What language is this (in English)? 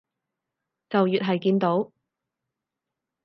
Cantonese